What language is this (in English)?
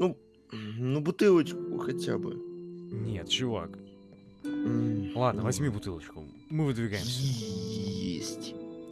Russian